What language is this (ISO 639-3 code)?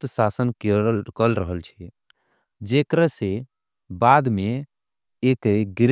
anp